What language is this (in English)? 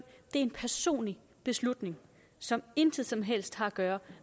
Danish